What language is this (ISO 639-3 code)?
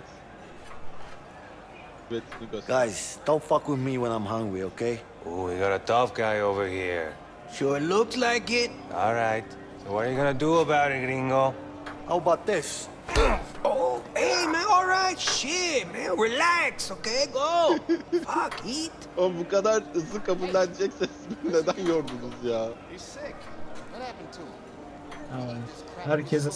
tur